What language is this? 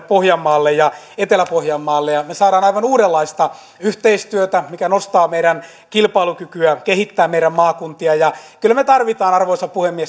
Finnish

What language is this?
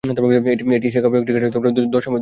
Bangla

